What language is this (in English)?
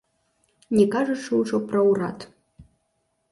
Belarusian